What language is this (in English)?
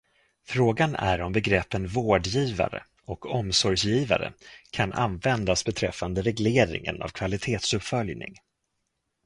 Swedish